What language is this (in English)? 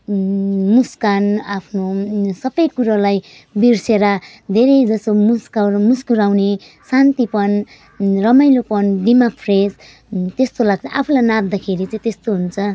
Nepali